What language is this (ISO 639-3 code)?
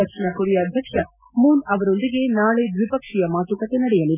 kan